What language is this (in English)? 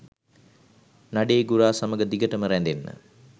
Sinhala